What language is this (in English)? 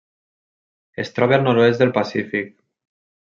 Catalan